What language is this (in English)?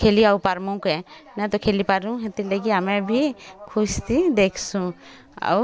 Odia